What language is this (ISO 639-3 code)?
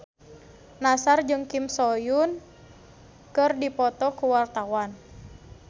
sun